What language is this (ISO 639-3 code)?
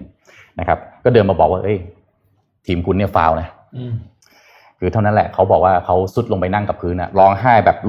tha